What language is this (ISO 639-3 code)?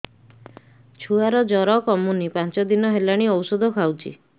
ori